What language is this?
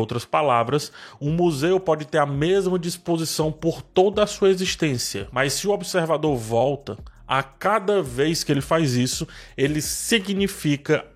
Portuguese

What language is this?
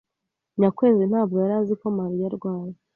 Kinyarwanda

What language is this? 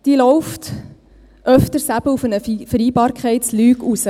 Swiss German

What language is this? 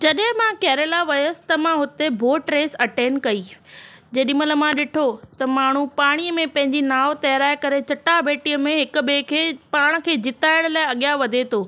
Sindhi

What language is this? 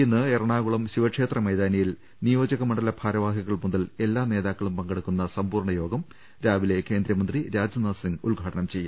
Malayalam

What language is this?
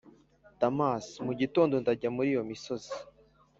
Kinyarwanda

